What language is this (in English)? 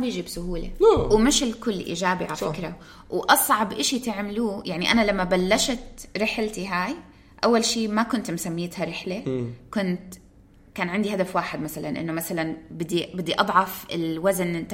Arabic